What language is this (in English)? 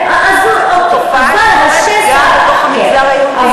Hebrew